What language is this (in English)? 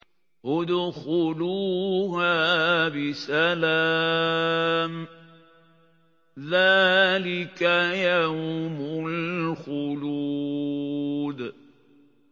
Arabic